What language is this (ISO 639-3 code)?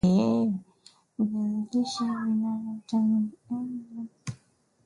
swa